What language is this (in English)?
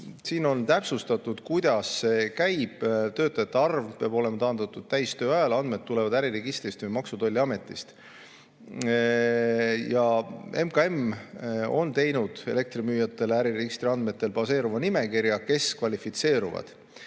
Estonian